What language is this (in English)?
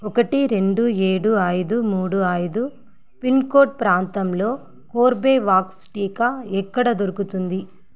Telugu